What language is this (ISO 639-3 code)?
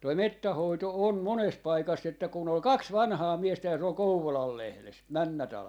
fin